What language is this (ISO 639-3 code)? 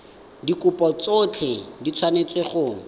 tsn